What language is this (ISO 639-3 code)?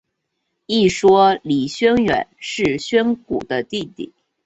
zho